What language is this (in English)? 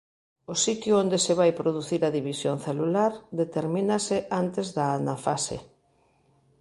Galician